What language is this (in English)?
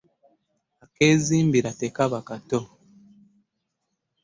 Ganda